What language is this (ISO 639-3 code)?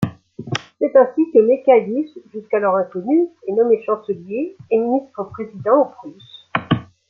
fra